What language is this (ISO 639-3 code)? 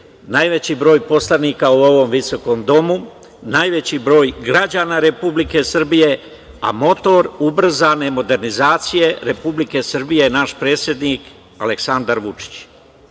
srp